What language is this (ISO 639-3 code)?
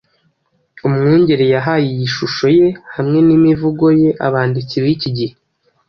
kin